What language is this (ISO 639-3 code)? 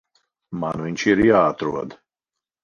lav